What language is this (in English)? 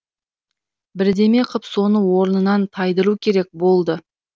Kazakh